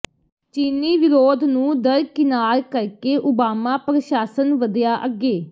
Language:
Punjabi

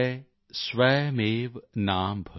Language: Punjabi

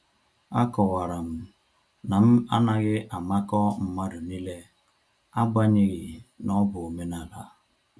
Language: Igbo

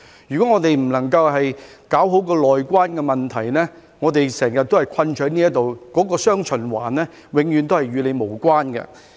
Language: Cantonese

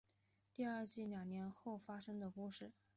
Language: Chinese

